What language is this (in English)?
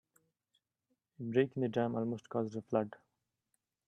English